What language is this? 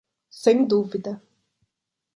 Portuguese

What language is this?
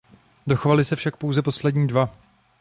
Czech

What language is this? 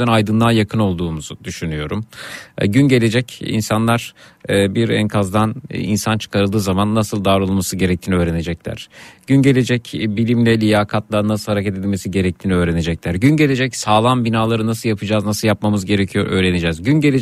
Turkish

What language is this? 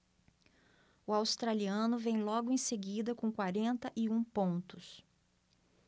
Portuguese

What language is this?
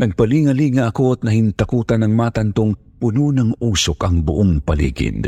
Filipino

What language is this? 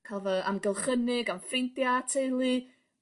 Welsh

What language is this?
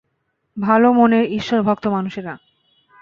Bangla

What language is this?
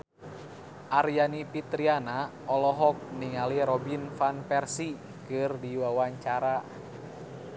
Sundanese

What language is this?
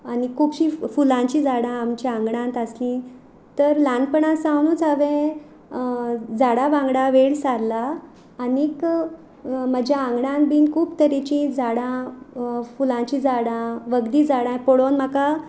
Konkani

